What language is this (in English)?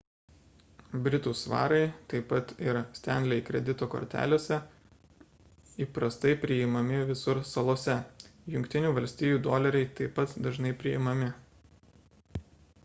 Lithuanian